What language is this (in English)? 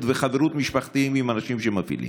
Hebrew